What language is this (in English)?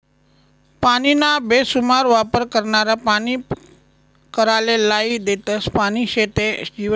Marathi